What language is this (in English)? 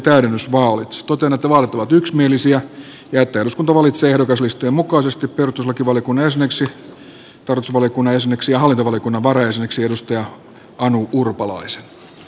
Finnish